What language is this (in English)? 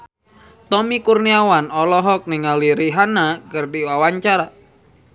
Sundanese